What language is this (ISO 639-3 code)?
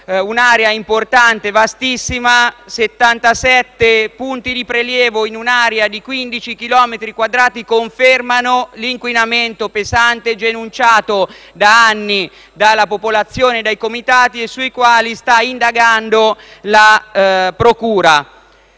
ita